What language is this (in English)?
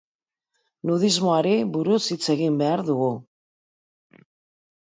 Basque